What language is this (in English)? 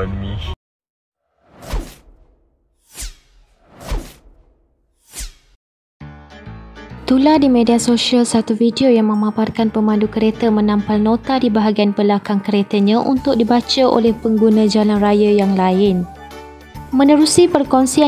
Malay